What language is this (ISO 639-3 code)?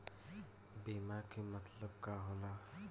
bho